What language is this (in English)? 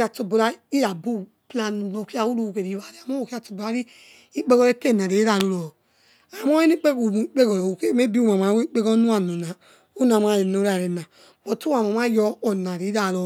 Yekhee